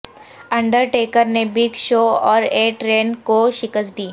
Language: Urdu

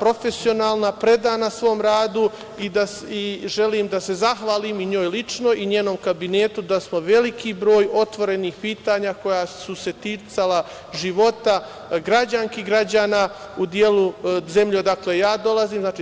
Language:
Serbian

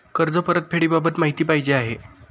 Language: Marathi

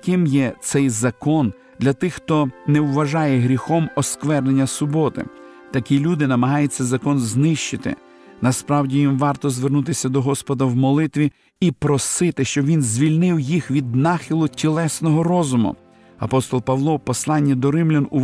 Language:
Ukrainian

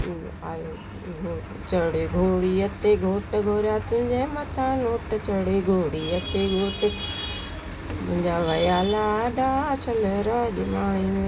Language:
Sindhi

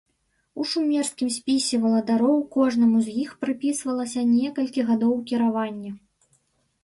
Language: Belarusian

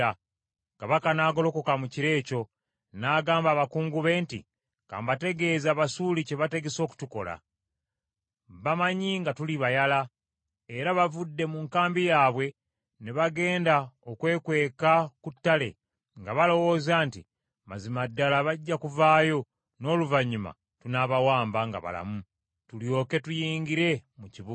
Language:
Ganda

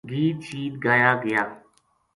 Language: Gujari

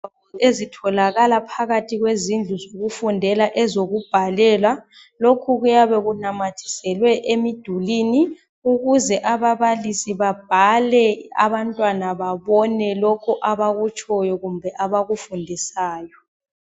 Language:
North Ndebele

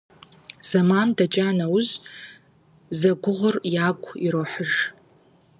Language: Kabardian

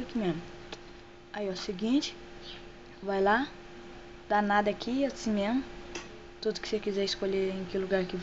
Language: Portuguese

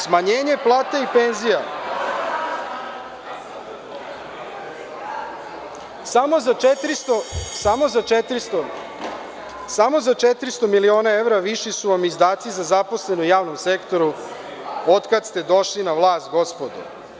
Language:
Serbian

